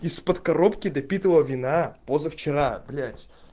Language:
Russian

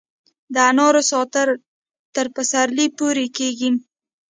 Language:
Pashto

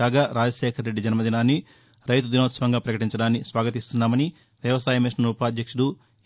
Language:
Telugu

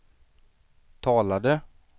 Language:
Swedish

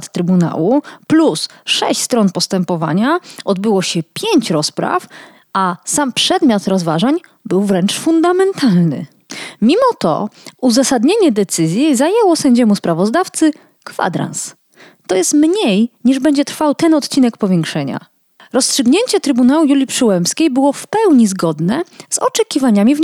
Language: Polish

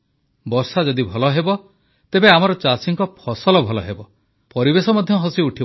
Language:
Odia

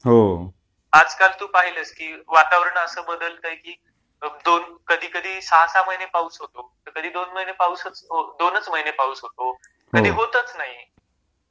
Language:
Marathi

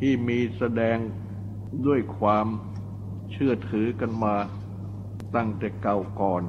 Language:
Thai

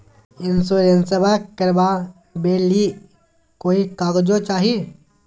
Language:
Magahi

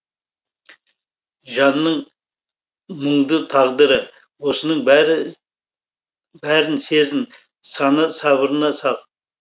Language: Kazakh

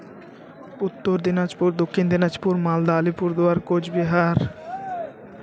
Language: Santali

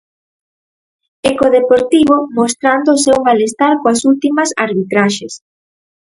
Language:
Galician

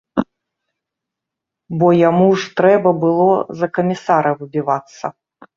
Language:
Belarusian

